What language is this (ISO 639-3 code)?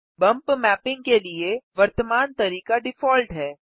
hin